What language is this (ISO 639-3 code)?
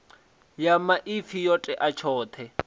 ven